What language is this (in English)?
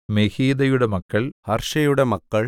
Malayalam